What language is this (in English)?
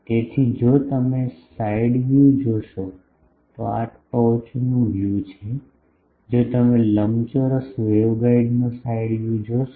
Gujarati